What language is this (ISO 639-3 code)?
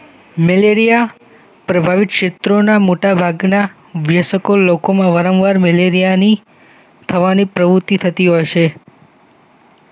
guj